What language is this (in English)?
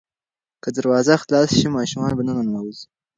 Pashto